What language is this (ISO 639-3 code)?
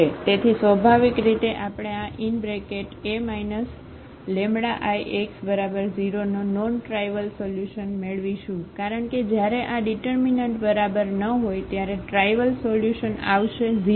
guj